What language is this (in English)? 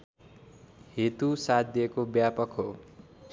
Nepali